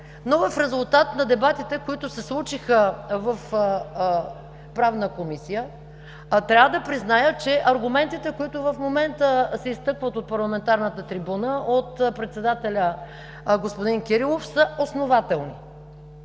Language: Bulgarian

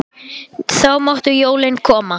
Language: Icelandic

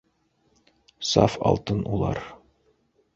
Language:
Bashkir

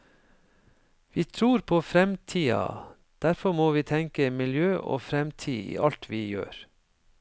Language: Norwegian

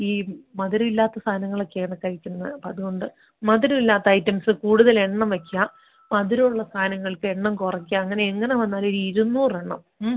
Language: Malayalam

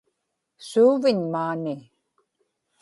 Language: Inupiaq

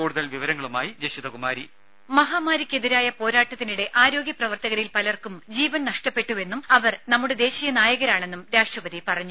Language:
Malayalam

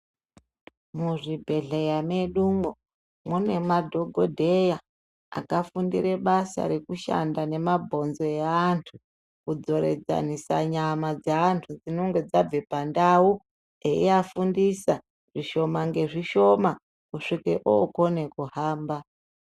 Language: Ndau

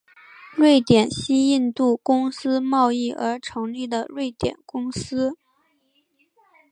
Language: Chinese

